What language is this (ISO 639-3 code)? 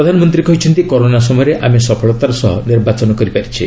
ori